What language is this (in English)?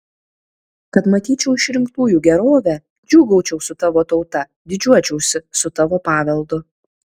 Lithuanian